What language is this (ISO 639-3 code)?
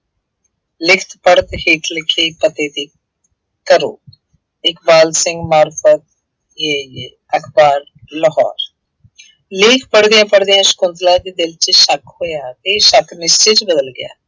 pan